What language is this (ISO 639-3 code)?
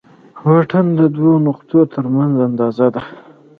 pus